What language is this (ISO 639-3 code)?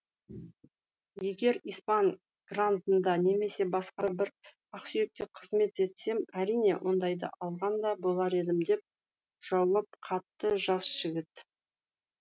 kaz